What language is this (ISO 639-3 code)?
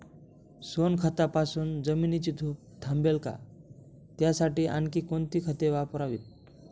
mar